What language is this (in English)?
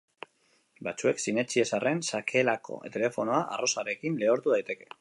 Basque